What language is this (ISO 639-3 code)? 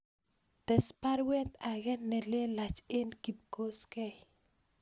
kln